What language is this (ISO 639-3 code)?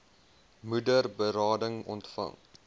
afr